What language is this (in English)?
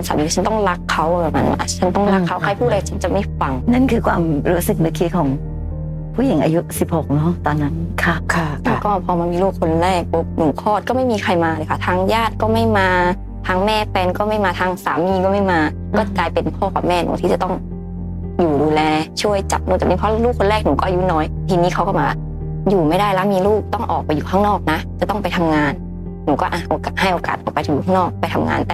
Thai